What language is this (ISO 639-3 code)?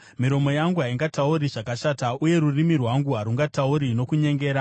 sna